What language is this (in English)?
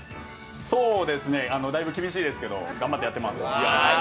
Japanese